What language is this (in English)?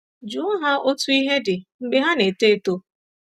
Igbo